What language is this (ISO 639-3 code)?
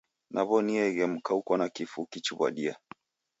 dav